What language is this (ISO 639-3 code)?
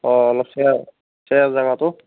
asm